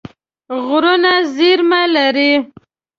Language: Pashto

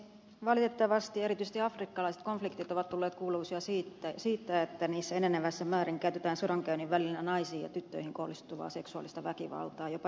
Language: Finnish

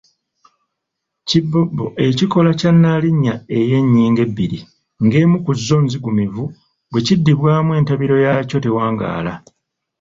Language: Ganda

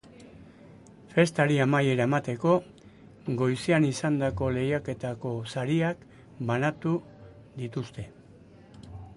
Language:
Basque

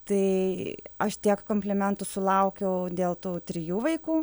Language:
Lithuanian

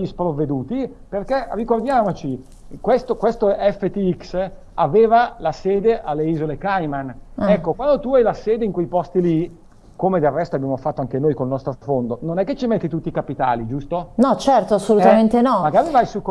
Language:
Italian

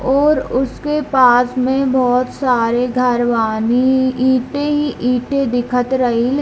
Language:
Hindi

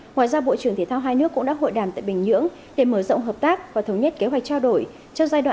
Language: Vietnamese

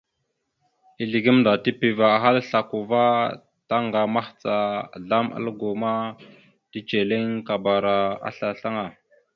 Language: Mada (Cameroon)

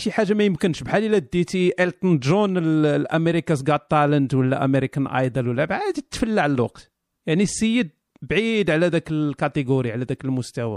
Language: Arabic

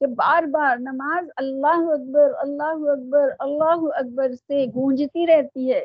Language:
Urdu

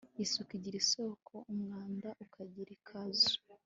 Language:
Kinyarwanda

